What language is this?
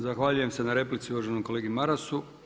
Croatian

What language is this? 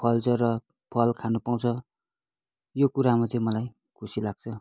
Nepali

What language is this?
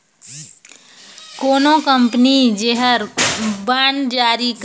Chhattisgarhi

